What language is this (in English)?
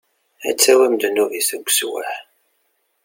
Kabyle